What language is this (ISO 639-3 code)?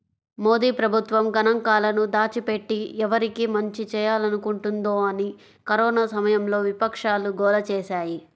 tel